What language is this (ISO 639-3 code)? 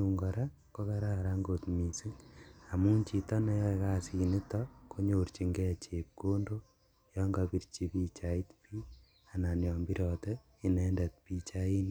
kln